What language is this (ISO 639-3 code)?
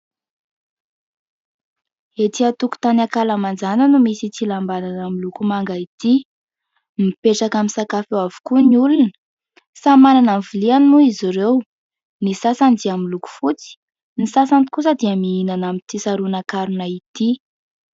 mlg